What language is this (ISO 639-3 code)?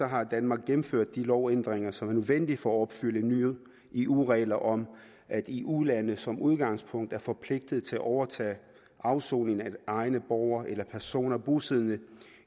dan